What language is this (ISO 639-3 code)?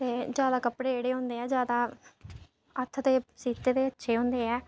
doi